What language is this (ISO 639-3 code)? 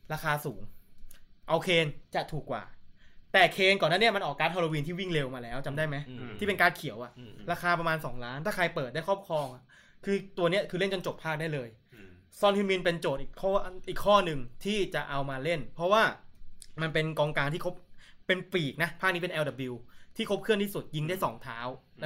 tha